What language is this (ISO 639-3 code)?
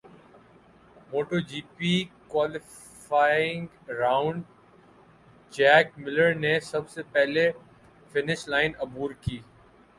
urd